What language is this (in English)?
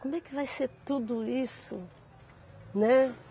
Portuguese